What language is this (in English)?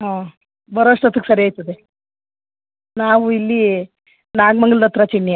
Kannada